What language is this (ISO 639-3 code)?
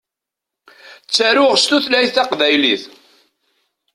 kab